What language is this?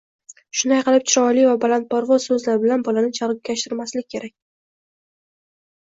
Uzbek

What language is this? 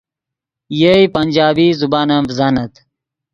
Yidgha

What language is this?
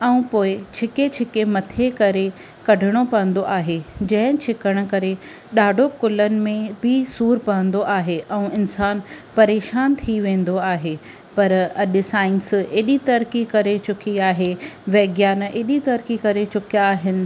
Sindhi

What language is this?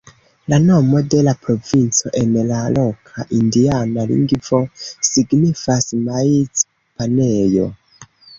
Esperanto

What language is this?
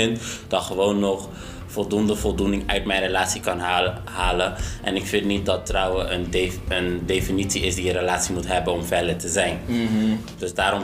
Dutch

